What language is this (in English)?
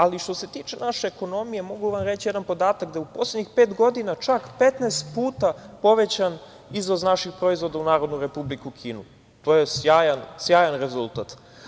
Serbian